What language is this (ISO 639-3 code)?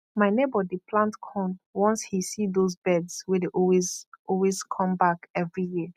pcm